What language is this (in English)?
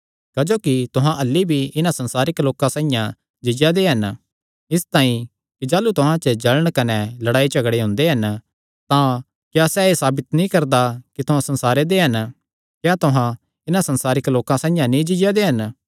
Kangri